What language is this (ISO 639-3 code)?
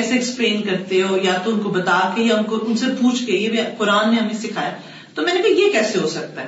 urd